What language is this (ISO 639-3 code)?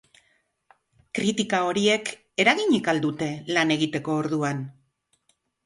eus